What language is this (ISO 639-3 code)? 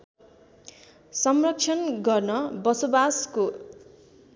nep